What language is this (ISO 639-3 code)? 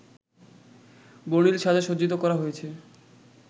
ben